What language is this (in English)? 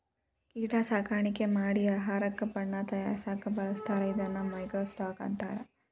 Kannada